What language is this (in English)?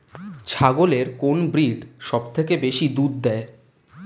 Bangla